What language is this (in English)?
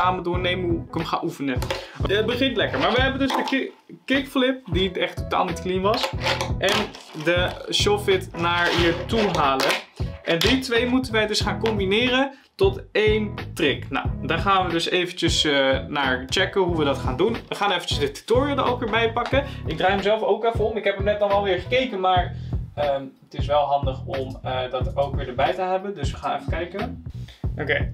Dutch